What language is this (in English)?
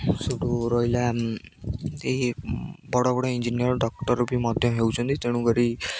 Odia